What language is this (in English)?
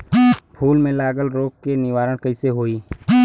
Bhojpuri